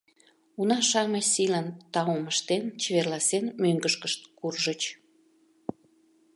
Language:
Mari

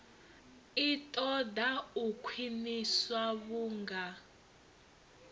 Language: Venda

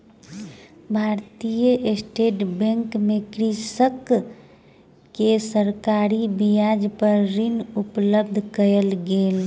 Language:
Maithili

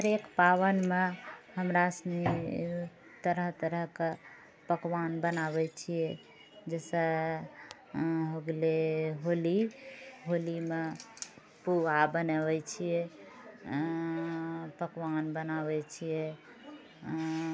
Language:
Maithili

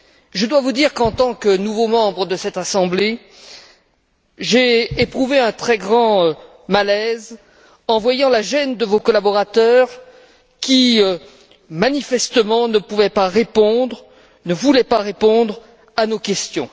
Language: French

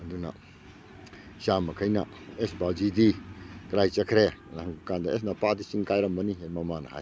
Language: Manipuri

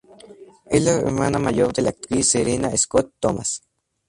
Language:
Spanish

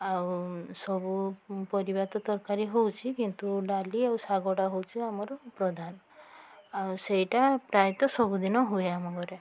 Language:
Odia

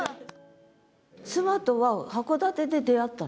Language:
Japanese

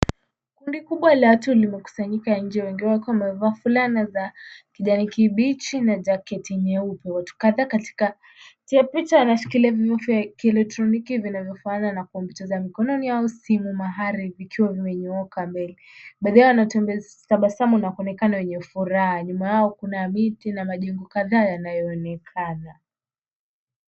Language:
Swahili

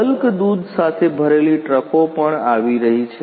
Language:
Gujarati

